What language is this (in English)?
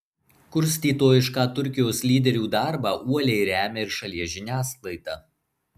Lithuanian